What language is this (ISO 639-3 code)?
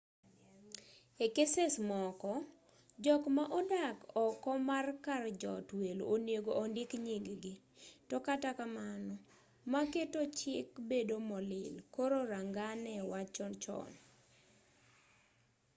luo